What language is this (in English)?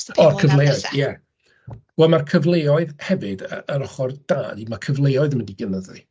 Welsh